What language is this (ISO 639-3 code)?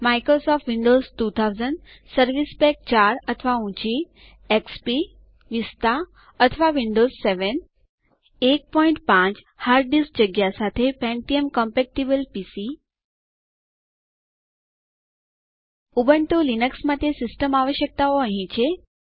guj